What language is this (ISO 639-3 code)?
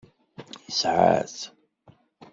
kab